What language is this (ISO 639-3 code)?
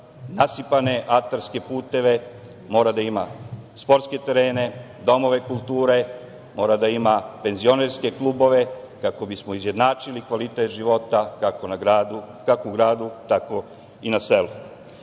srp